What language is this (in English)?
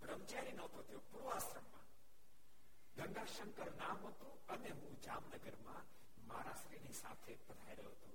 Gujarati